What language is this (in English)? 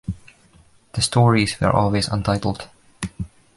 English